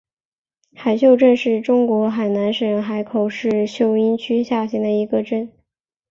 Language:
Chinese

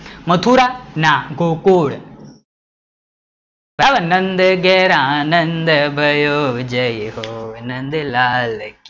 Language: Gujarati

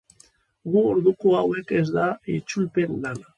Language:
Basque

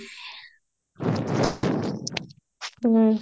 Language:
Odia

